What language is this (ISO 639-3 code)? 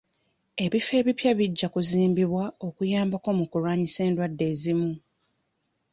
lug